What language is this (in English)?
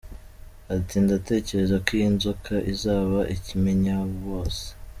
Kinyarwanda